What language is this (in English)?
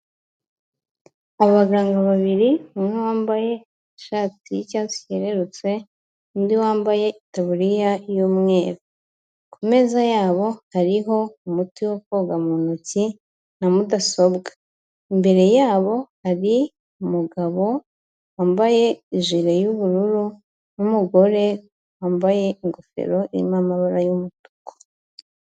Kinyarwanda